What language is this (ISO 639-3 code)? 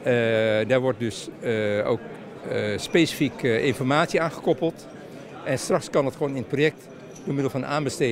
nld